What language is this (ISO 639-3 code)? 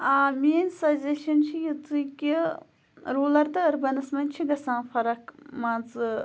kas